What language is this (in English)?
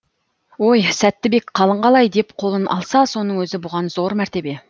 Kazakh